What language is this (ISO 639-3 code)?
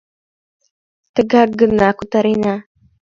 chm